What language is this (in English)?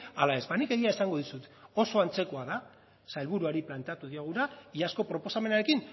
Basque